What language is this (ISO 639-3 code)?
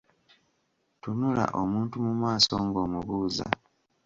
lug